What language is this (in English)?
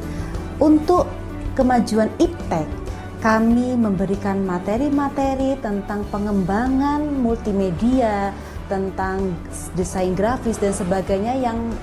Indonesian